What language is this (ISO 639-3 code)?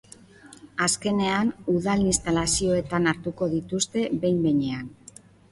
eus